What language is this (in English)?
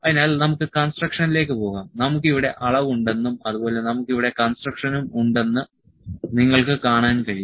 Malayalam